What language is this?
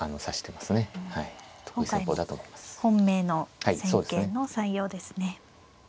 Japanese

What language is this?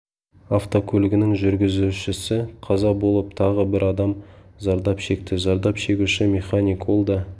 Kazakh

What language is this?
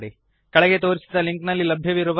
Kannada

